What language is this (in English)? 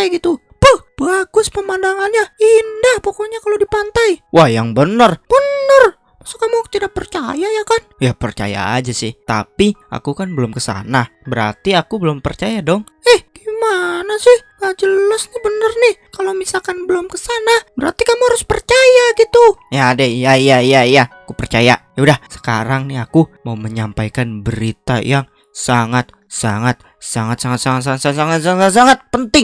Indonesian